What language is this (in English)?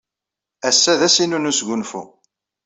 Kabyle